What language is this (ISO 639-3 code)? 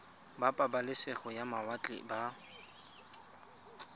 tsn